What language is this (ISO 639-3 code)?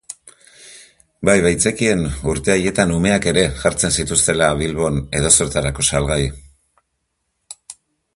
eus